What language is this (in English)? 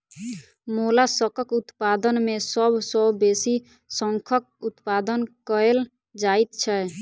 Maithili